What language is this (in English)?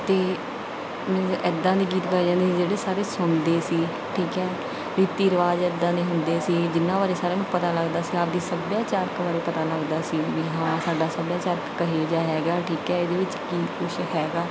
Punjabi